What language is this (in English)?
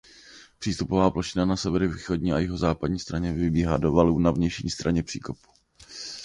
Czech